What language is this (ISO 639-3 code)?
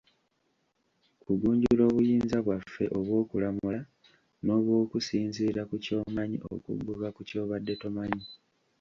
lug